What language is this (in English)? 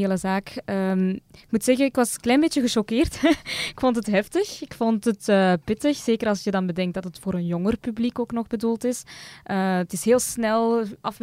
Dutch